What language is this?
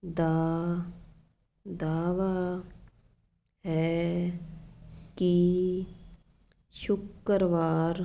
Punjabi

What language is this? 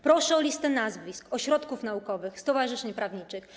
Polish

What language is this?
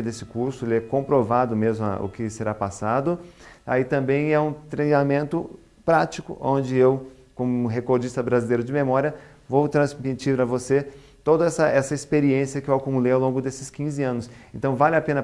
Portuguese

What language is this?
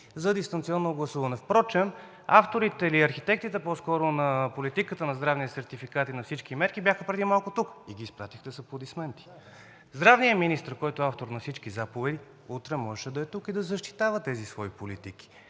Bulgarian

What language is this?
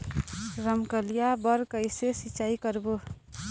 Chhattisgarhi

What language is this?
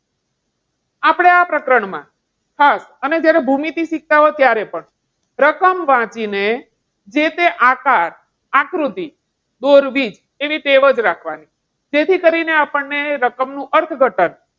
Gujarati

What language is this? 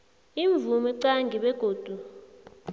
South Ndebele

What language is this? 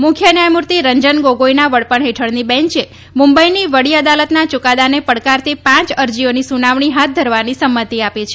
Gujarati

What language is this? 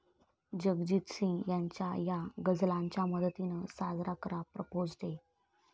Marathi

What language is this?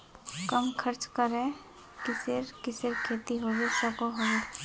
Magahi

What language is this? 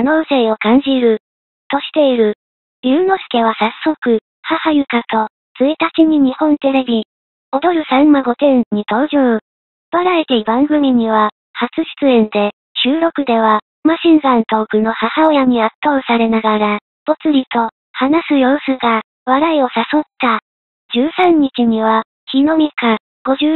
Japanese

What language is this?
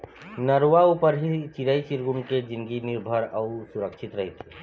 Chhattisgarhi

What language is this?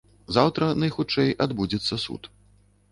Belarusian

